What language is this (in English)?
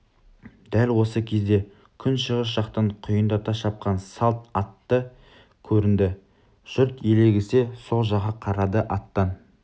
Kazakh